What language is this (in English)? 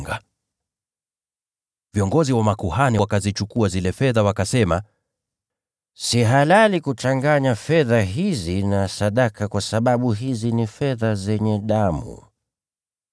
Swahili